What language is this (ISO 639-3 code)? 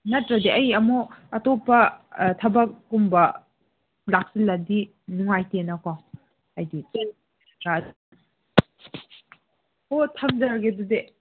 mni